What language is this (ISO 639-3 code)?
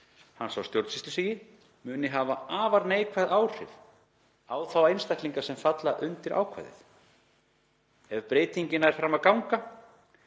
isl